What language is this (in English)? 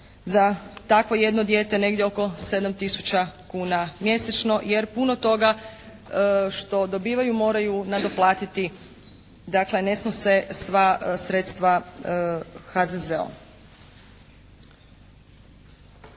Croatian